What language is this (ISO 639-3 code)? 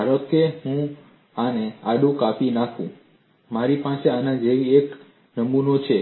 guj